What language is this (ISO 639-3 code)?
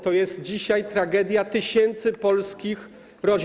pol